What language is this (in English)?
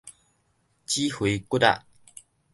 Min Nan Chinese